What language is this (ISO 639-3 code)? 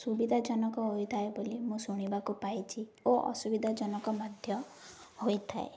ori